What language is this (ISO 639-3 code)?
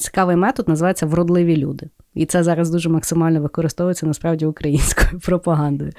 ukr